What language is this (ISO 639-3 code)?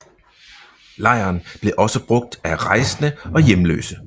dan